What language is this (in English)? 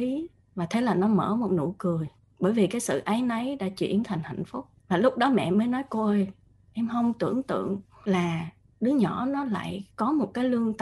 Vietnamese